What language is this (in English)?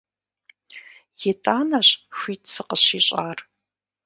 Kabardian